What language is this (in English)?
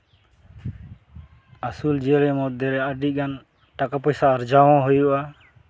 Santali